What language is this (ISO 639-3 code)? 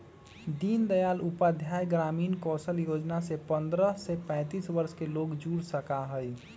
mag